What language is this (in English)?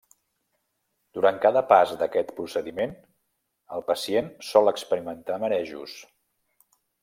Catalan